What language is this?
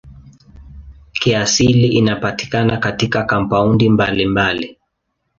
Swahili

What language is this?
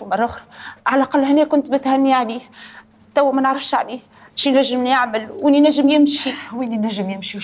Arabic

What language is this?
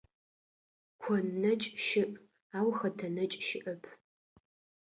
Adyghe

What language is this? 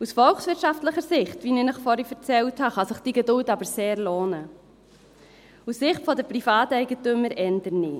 Swiss German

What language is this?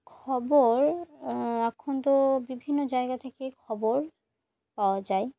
Bangla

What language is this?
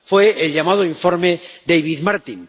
Spanish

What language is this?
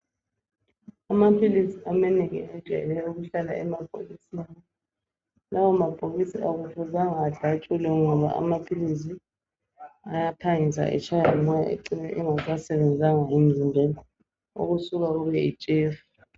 North Ndebele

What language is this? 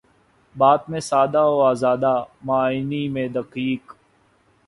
Urdu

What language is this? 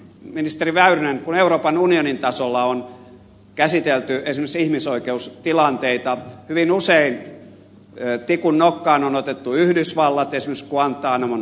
Finnish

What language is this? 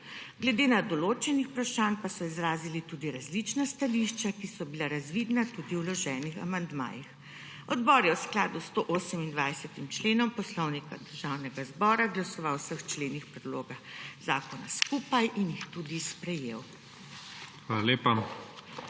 Slovenian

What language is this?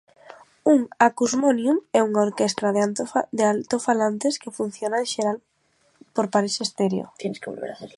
Galician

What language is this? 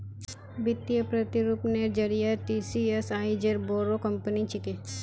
Magahi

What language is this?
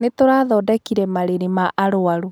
Kikuyu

